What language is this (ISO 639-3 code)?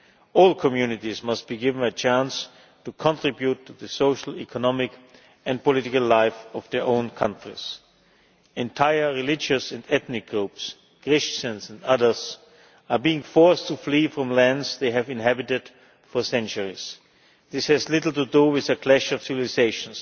eng